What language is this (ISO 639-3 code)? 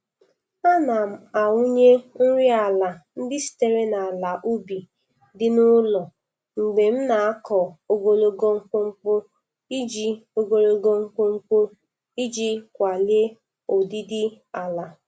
ibo